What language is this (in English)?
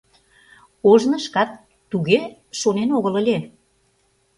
Mari